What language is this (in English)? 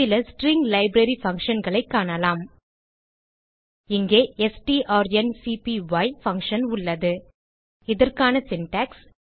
Tamil